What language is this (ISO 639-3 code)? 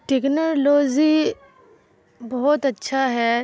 urd